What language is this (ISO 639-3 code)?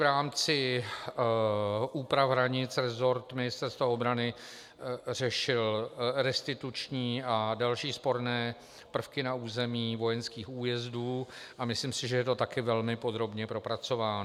ces